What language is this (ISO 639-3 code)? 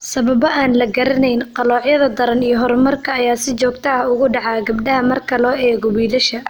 som